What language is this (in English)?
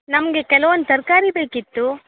Kannada